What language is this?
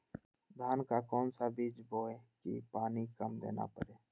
Magahi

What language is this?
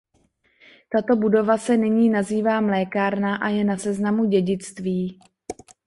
Czech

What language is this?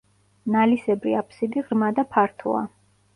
Georgian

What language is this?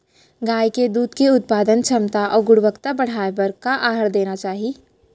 Chhattisgarhi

